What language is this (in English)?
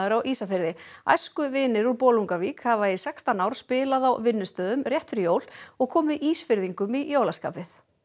Icelandic